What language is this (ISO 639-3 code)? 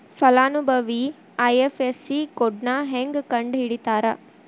kan